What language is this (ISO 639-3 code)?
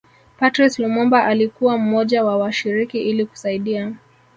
swa